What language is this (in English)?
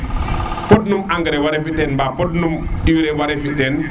Serer